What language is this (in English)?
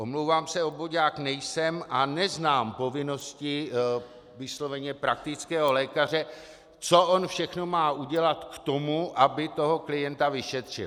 Czech